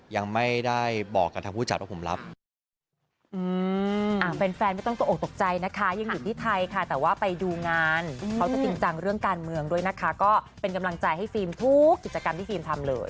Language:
Thai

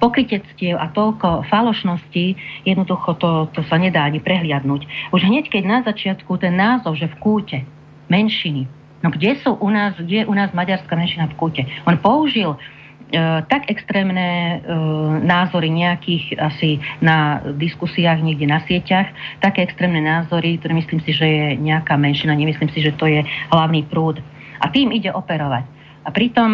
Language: Slovak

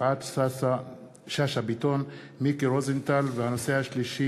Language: Hebrew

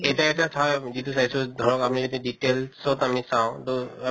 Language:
Assamese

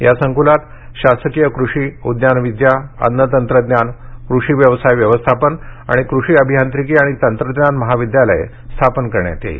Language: Marathi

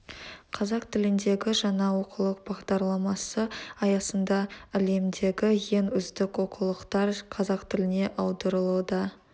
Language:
Kazakh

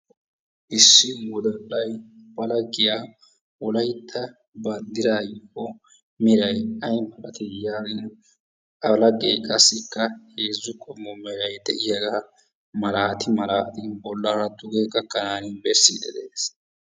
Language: Wolaytta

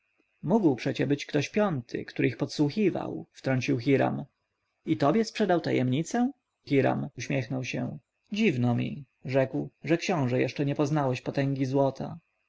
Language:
Polish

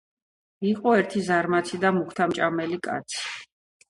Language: Georgian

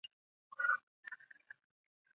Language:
Chinese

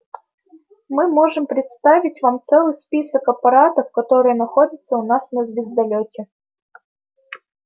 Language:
Russian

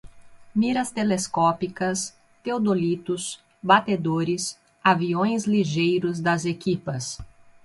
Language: Portuguese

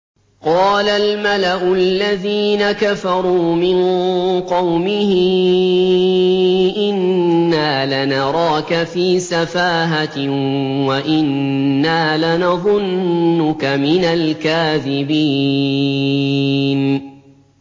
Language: Arabic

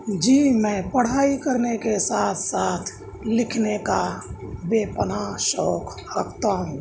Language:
Urdu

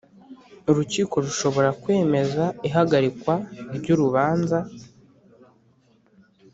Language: Kinyarwanda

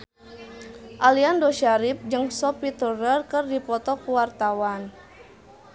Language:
Sundanese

